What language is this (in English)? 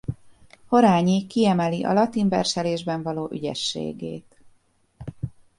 Hungarian